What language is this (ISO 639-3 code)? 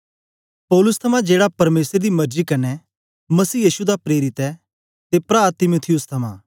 doi